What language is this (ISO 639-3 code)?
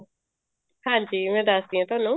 pan